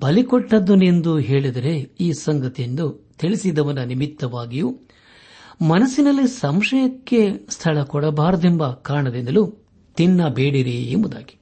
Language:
Kannada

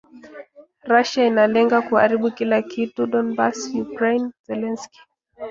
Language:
Swahili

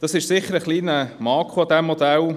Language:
Swiss German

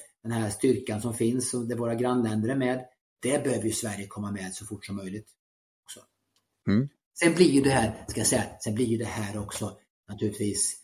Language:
Swedish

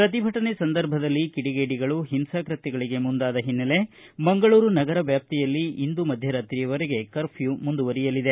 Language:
Kannada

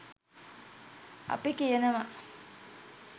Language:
Sinhala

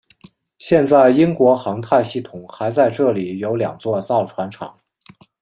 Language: Chinese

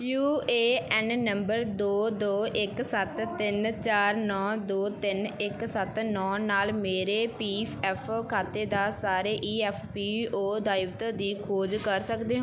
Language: Punjabi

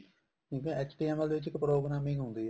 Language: Punjabi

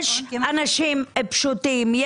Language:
Hebrew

